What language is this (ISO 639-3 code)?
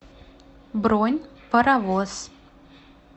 rus